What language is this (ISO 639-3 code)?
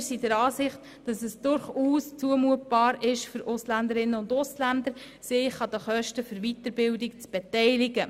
gsw